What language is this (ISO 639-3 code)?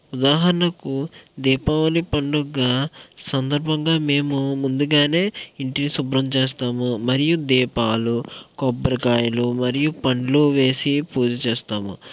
tel